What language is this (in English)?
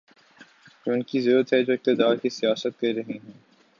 Urdu